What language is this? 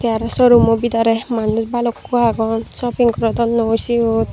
Chakma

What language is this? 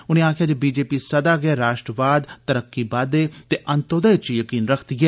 Dogri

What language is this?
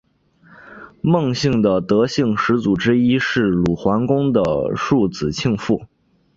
Chinese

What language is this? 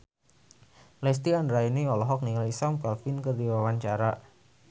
Sundanese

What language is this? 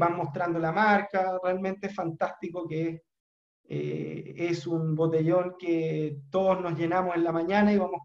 Spanish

